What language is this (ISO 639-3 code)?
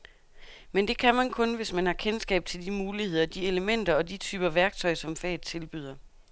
dan